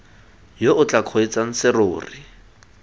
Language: Tswana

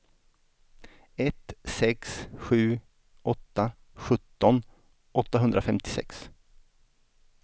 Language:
Swedish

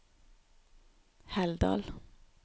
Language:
Norwegian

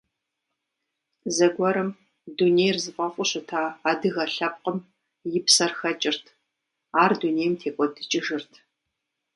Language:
Kabardian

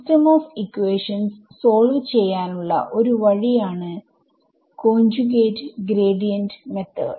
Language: Malayalam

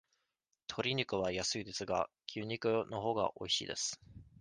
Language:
Japanese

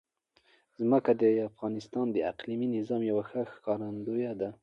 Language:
Pashto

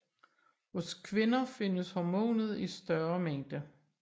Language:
Danish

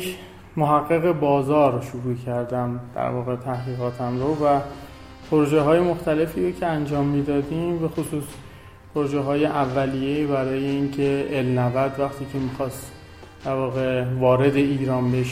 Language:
Persian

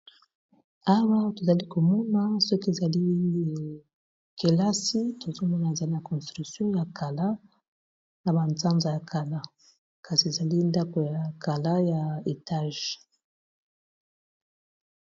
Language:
Lingala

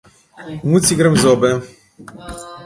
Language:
Slovenian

